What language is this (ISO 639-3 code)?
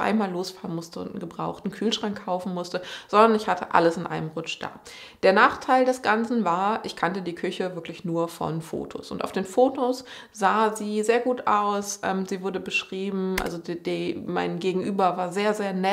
deu